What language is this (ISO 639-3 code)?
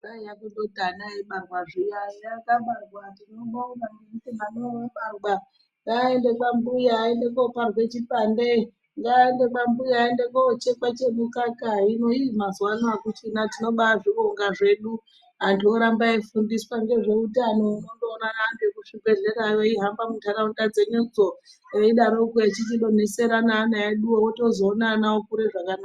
ndc